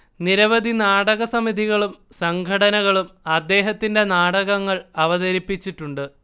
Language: Malayalam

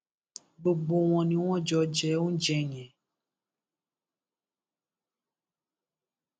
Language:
Yoruba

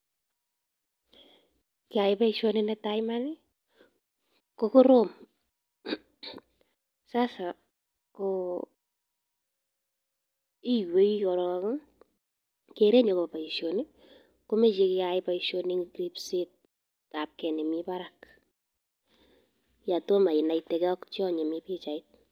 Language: Kalenjin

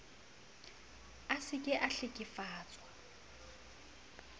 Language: Southern Sotho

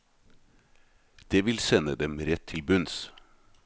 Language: Norwegian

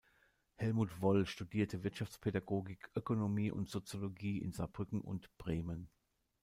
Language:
German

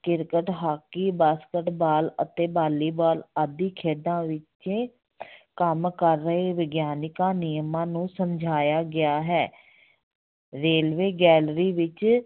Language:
Punjabi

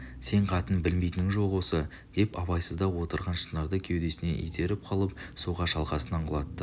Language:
Kazakh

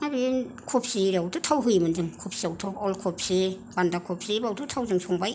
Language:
Bodo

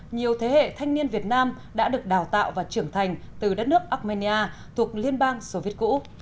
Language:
Vietnamese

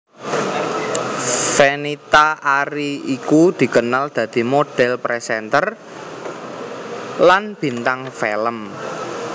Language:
Javanese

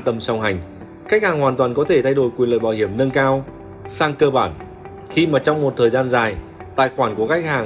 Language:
Vietnamese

